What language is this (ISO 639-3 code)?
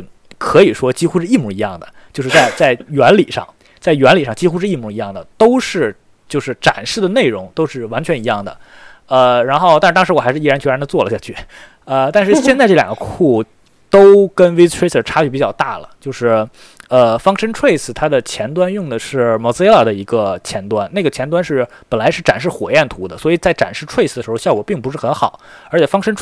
zho